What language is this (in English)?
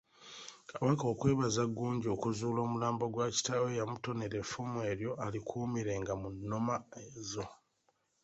Ganda